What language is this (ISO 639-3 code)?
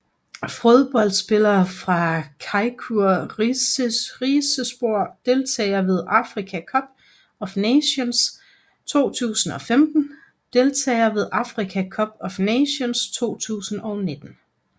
dan